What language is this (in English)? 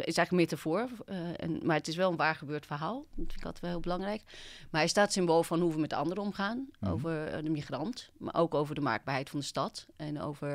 Dutch